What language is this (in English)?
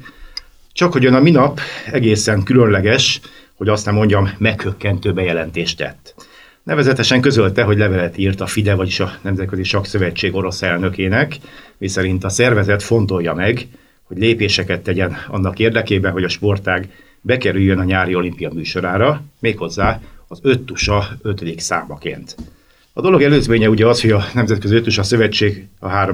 Hungarian